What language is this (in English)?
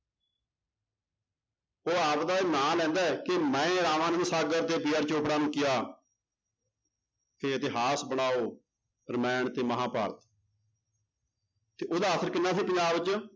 Punjabi